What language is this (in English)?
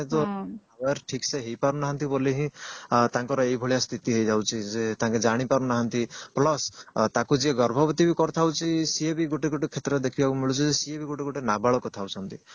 Odia